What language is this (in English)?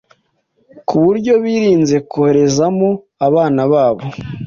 Kinyarwanda